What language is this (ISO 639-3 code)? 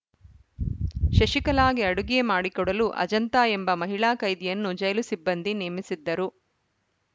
kan